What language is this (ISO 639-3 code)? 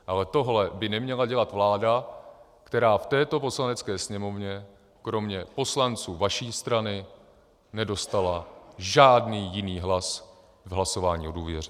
ces